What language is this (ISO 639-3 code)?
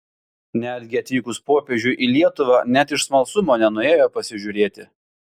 lit